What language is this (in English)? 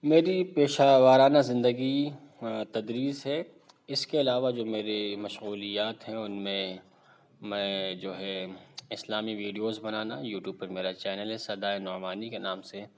Urdu